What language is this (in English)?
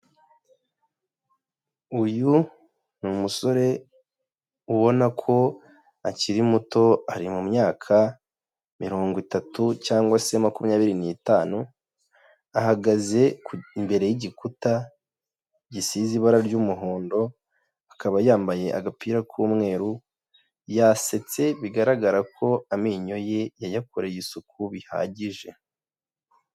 Kinyarwanda